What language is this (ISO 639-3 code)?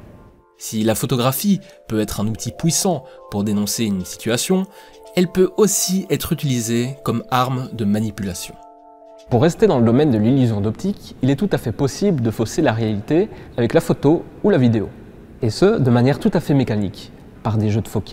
fra